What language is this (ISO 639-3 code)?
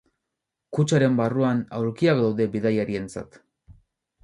eus